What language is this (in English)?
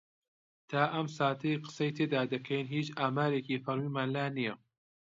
Central Kurdish